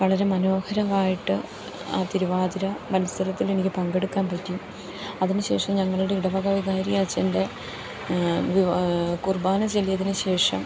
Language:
Malayalam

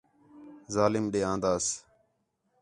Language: Khetrani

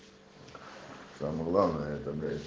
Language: Russian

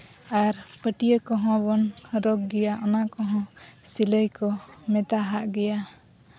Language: Santali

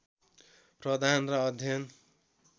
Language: Nepali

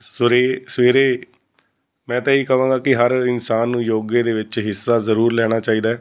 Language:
Punjabi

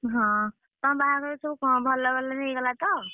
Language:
Odia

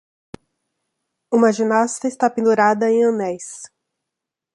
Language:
Portuguese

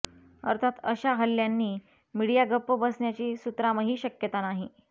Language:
Marathi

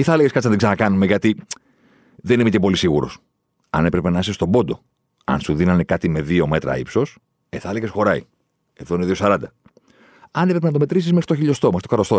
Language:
Greek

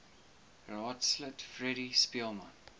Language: Afrikaans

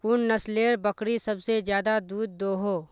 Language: Magahi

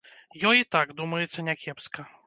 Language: Belarusian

